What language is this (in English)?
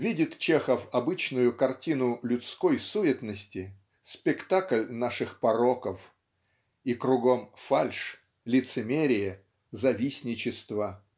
Russian